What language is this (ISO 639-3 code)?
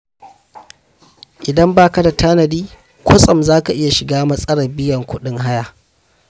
hau